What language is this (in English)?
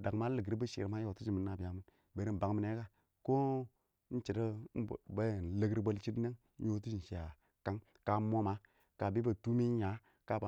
Awak